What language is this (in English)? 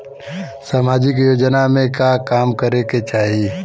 Bhojpuri